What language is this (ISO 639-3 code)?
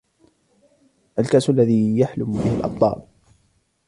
ara